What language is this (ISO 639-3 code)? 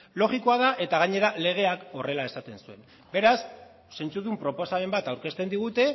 eus